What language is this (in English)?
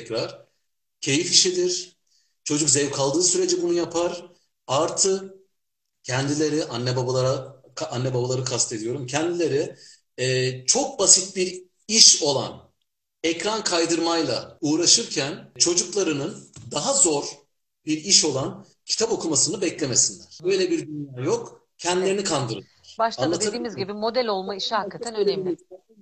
Turkish